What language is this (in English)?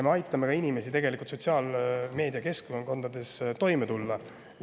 Estonian